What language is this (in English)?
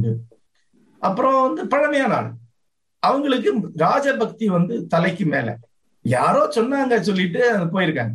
Tamil